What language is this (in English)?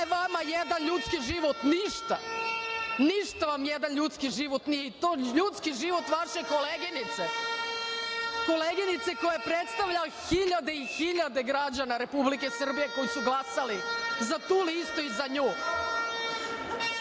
Serbian